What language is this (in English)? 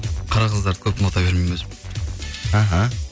Kazakh